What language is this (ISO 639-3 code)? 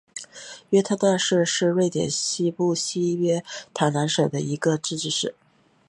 zho